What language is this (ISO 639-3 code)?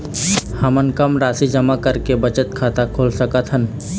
hne